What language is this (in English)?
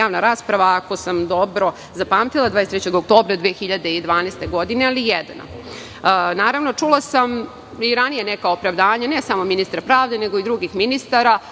Serbian